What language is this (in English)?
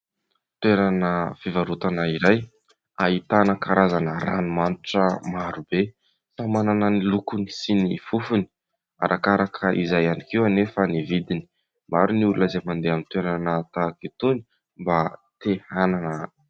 Malagasy